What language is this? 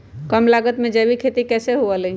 Magahi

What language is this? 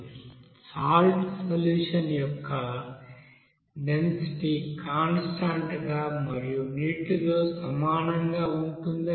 Telugu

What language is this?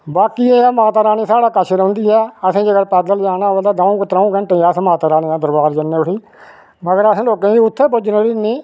Dogri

